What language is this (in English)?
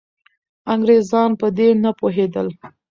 Pashto